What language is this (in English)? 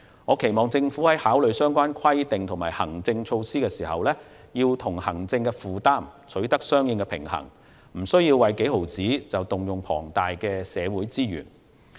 Cantonese